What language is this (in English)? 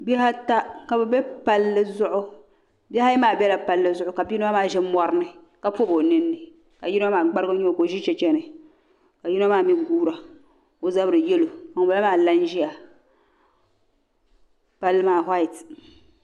Dagbani